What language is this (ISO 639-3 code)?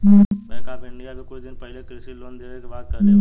bho